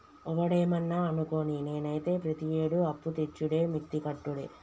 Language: Telugu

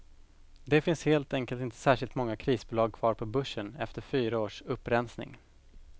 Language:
Swedish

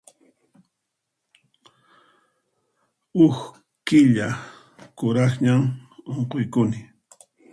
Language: Puno Quechua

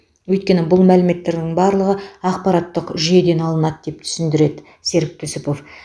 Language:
Kazakh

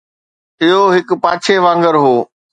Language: Sindhi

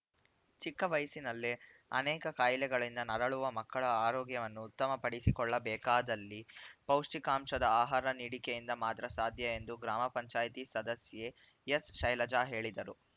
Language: Kannada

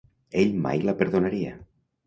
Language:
Catalan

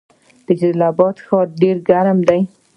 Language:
Pashto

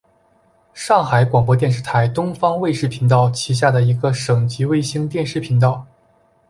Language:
Chinese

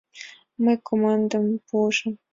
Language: Mari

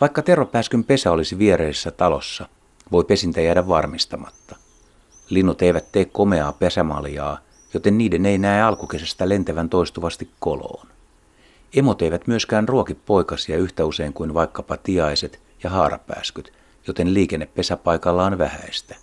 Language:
Finnish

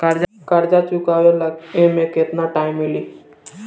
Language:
Bhojpuri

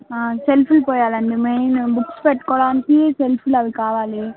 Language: Telugu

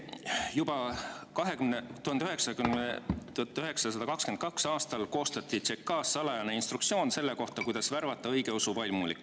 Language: Estonian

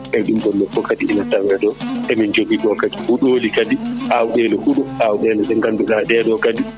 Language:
Fula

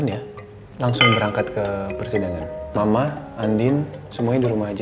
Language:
Indonesian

